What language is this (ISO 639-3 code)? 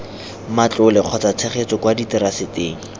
tsn